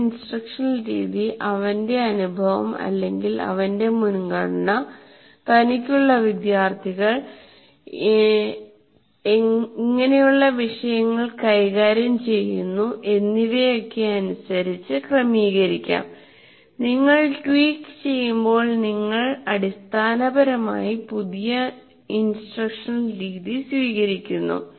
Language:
Malayalam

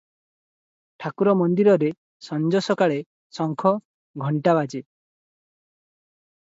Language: Odia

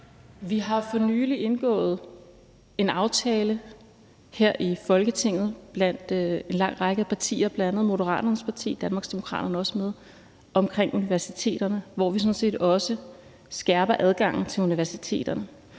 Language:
Danish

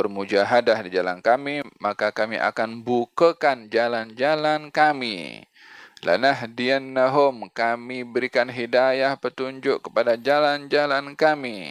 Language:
Malay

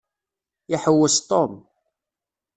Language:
Kabyle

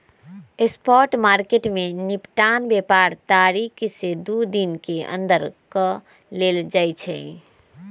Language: Magahi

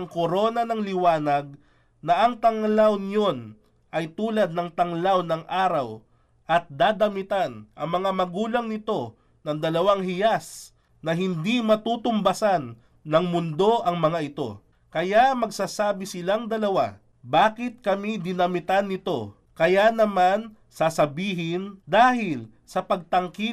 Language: Filipino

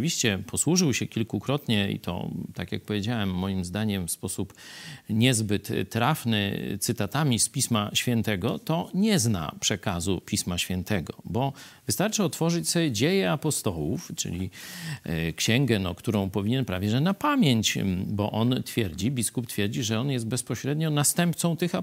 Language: Polish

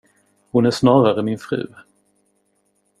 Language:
Swedish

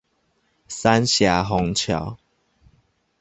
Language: Chinese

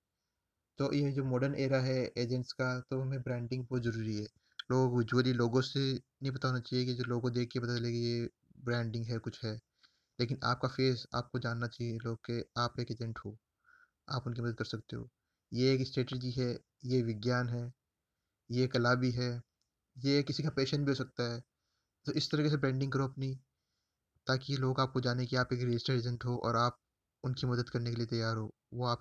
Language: Hindi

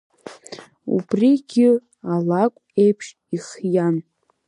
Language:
Abkhazian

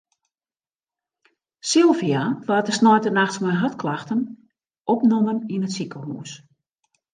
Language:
Western Frisian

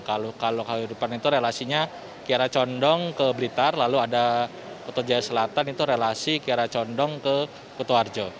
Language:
Indonesian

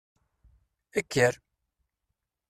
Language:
Kabyle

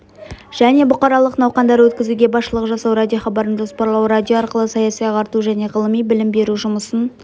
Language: Kazakh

